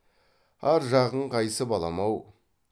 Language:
Kazakh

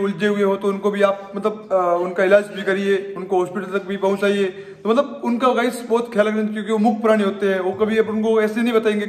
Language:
Hindi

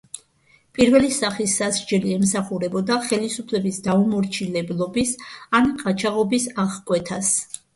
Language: Georgian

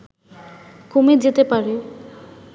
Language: Bangla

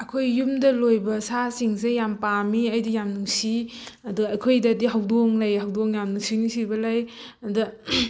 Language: Manipuri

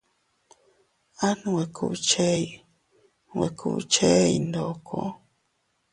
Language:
Teutila Cuicatec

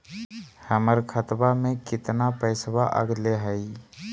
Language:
Magahi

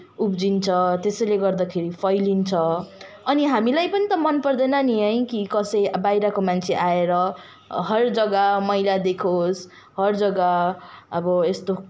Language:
Nepali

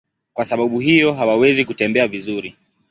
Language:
Swahili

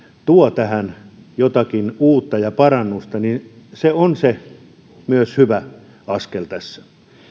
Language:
Finnish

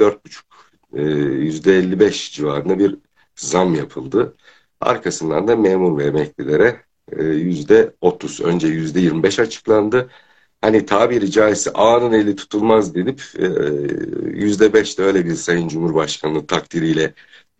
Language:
Turkish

